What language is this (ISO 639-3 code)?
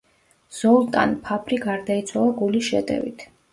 kat